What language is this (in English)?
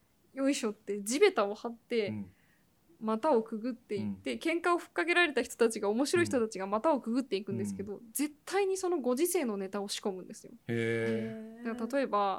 Japanese